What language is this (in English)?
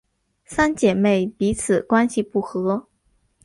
Chinese